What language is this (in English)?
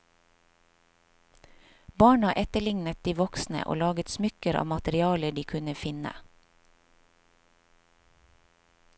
Norwegian